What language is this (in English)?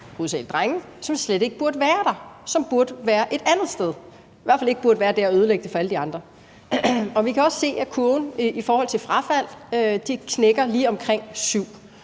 Danish